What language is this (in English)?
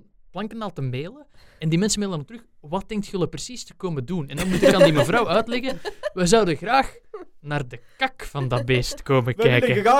Dutch